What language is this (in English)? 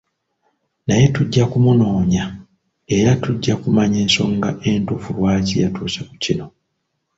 Ganda